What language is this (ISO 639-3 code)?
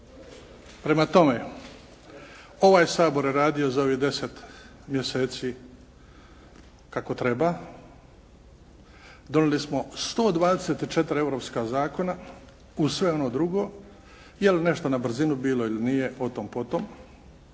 hrv